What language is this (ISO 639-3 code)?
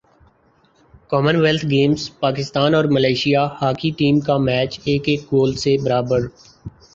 urd